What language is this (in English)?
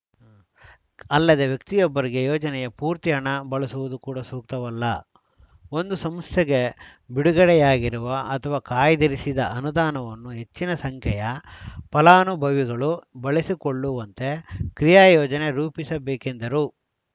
Kannada